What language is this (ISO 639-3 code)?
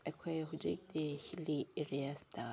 mni